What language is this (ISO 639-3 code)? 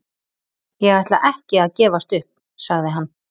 isl